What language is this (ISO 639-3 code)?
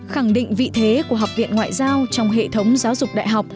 vie